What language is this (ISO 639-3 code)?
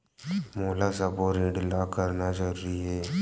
hne